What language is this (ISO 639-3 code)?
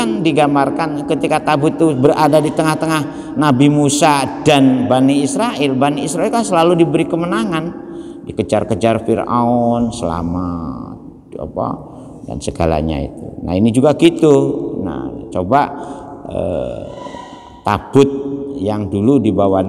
ind